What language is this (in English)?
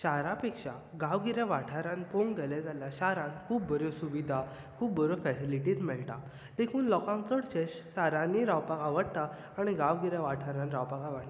Konkani